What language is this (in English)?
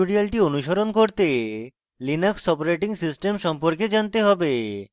Bangla